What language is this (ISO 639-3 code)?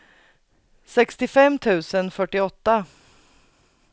swe